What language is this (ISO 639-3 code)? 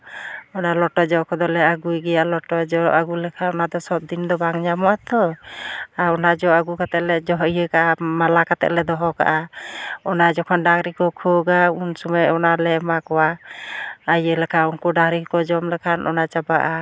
sat